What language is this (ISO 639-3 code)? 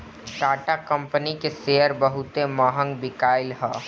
bho